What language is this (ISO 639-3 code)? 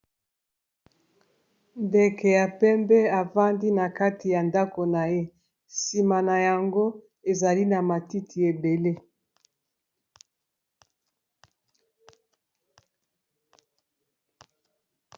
lin